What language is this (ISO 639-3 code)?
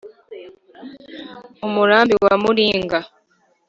kin